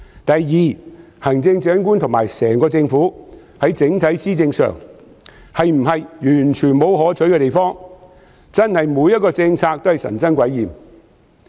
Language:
Cantonese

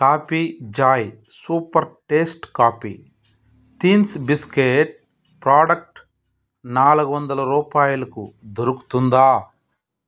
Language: Telugu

